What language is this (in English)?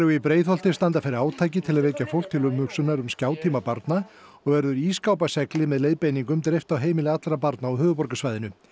Icelandic